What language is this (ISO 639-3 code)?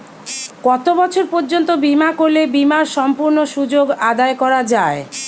ben